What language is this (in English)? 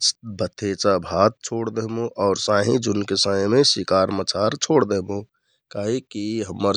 Kathoriya Tharu